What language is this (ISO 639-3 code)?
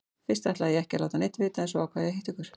isl